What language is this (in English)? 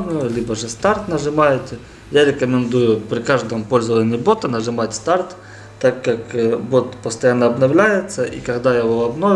Russian